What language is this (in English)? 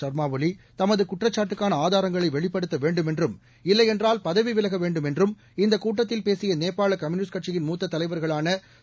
Tamil